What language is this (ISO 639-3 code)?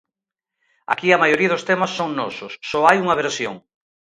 glg